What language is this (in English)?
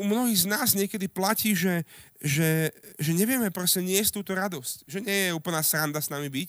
Slovak